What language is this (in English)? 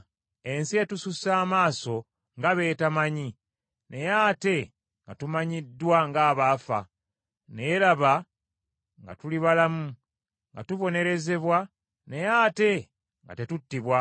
Ganda